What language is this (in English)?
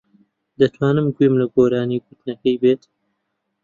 Central Kurdish